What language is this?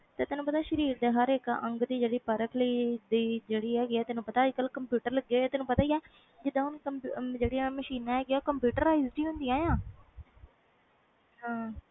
Punjabi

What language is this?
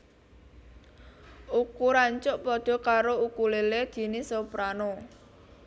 Javanese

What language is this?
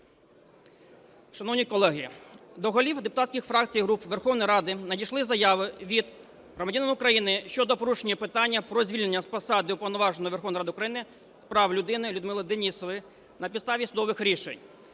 Ukrainian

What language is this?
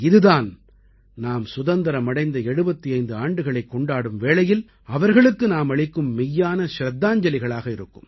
Tamil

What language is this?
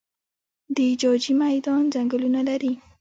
Pashto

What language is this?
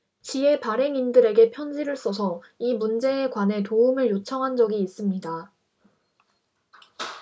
Korean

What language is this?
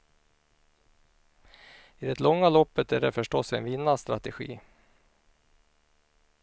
Swedish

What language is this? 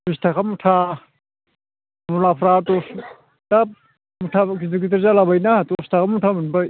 Bodo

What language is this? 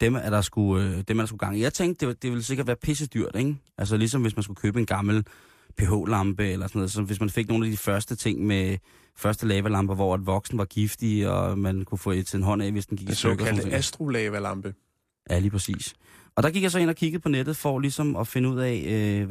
Danish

